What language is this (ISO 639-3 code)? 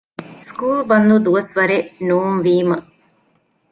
div